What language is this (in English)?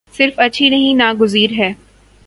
Urdu